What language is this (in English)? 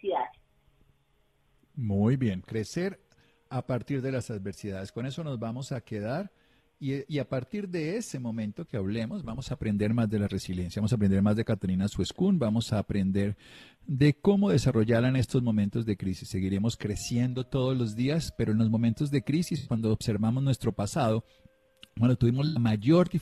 Spanish